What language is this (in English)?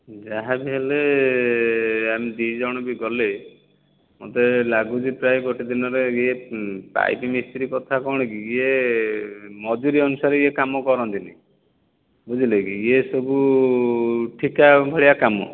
Odia